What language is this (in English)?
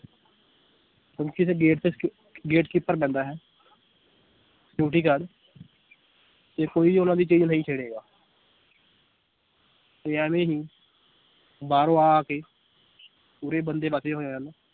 Punjabi